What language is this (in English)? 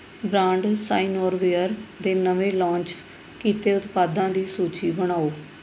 Punjabi